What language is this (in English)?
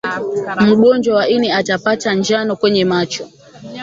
Swahili